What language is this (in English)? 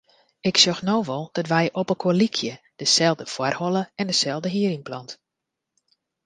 Western Frisian